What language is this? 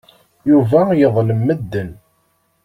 Kabyle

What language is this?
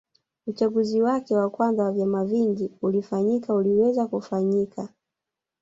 Swahili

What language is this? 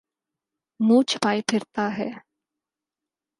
Urdu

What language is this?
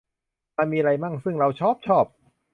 Thai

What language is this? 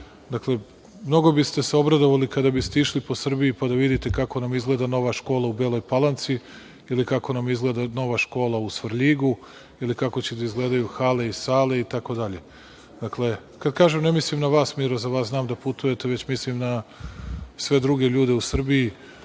Serbian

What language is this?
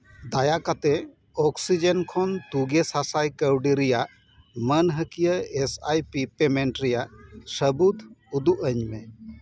Santali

